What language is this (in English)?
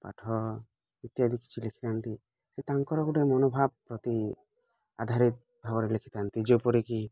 Odia